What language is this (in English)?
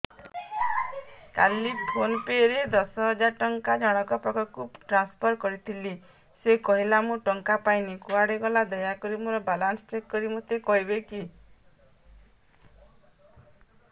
Odia